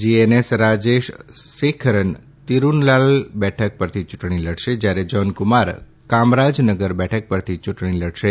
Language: Gujarati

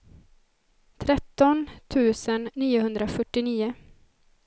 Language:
Swedish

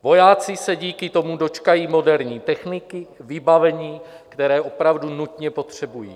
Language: Czech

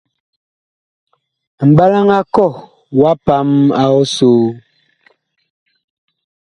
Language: Bakoko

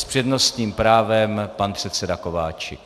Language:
Czech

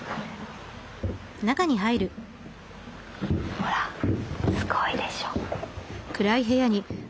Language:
Japanese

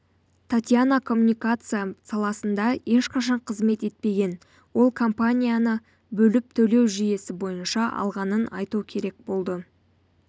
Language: Kazakh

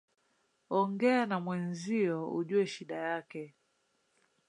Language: Swahili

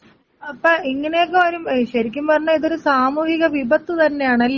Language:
Malayalam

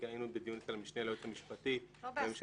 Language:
Hebrew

